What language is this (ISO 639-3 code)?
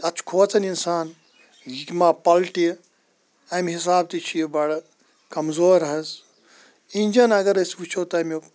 kas